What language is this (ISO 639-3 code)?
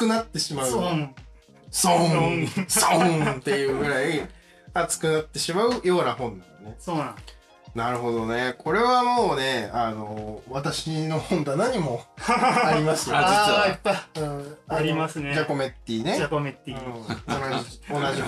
jpn